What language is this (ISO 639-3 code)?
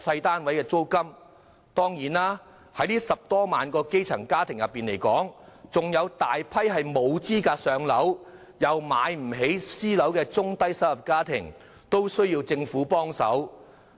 yue